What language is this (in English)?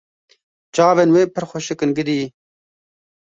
Kurdish